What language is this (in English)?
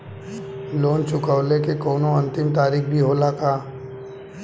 Bhojpuri